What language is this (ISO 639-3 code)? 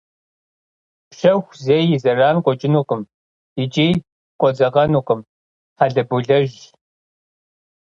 kbd